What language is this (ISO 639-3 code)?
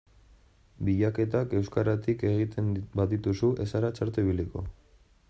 eus